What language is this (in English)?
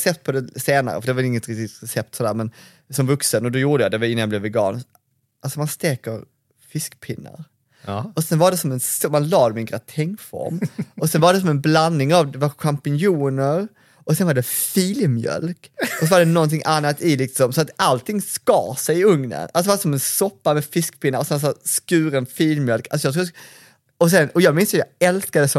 Swedish